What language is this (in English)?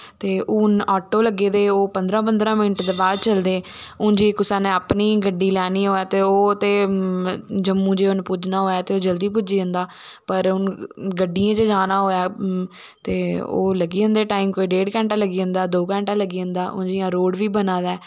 Dogri